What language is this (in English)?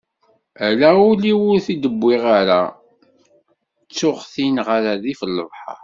Kabyle